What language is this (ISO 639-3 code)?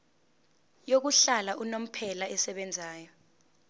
zul